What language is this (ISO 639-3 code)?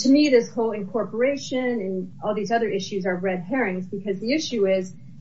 eng